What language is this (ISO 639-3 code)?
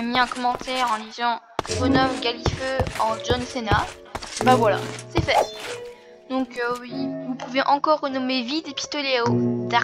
fra